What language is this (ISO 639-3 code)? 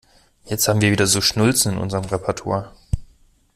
deu